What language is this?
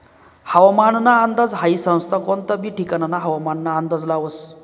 Marathi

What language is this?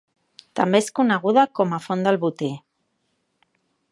Catalan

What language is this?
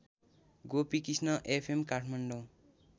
Nepali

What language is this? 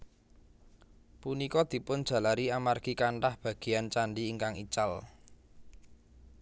Javanese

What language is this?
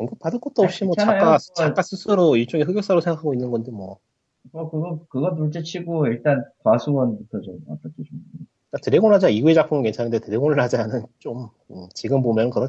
Korean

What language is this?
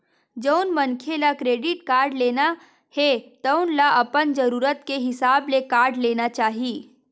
Chhattisgarhi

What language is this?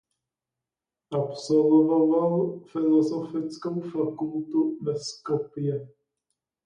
Czech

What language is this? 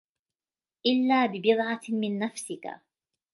Arabic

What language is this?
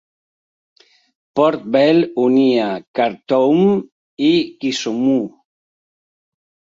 Catalan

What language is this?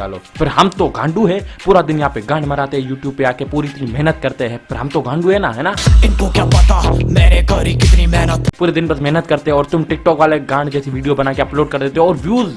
Hindi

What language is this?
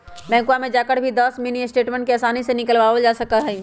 Magahi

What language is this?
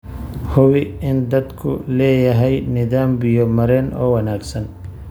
Somali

